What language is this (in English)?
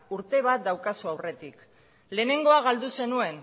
Basque